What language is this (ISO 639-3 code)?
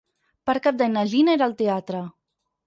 cat